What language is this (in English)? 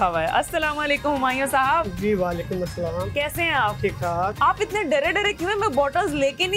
Hindi